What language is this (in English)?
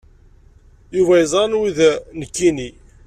Kabyle